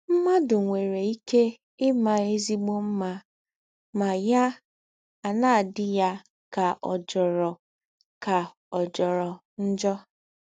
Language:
Igbo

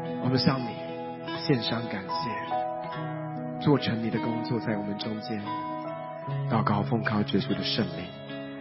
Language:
Chinese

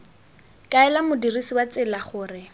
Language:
Tswana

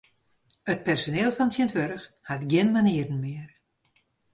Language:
Western Frisian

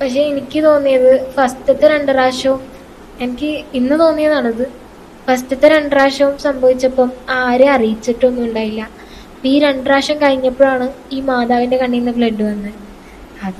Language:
Malayalam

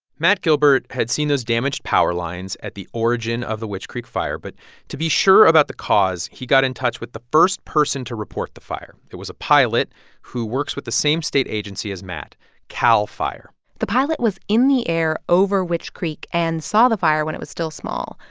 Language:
English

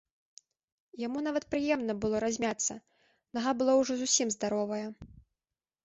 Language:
Belarusian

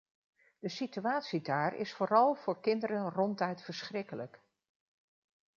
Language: Dutch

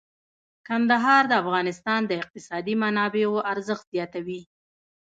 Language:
Pashto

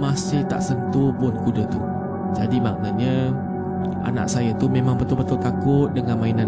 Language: Malay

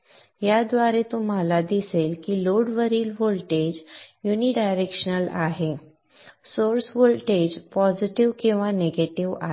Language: Marathi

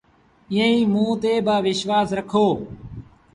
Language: Sindhi Bhil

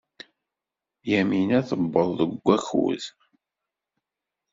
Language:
Kabyle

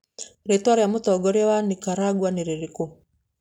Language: Kikuyu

